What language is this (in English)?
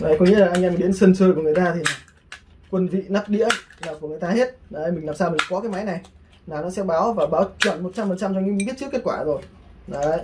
Vietnamese